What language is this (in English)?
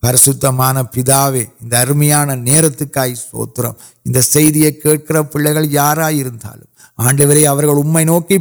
Urdu